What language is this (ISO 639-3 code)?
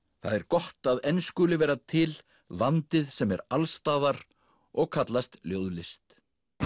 isl